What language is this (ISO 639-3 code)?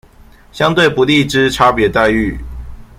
zho